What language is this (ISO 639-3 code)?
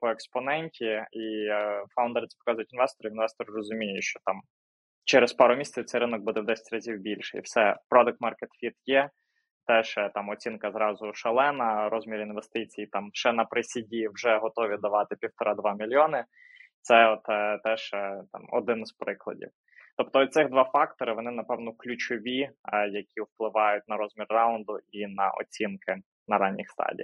ukr